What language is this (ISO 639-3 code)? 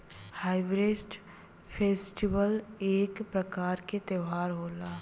bho